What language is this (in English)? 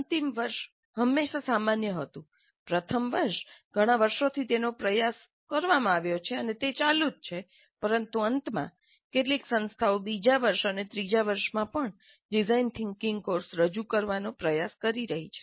Gujarati